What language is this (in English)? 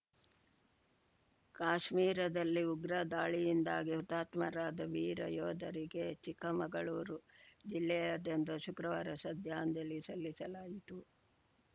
Kannada